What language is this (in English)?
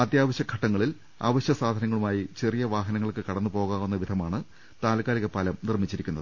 Malayalam